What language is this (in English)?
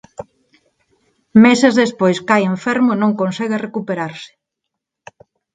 Galician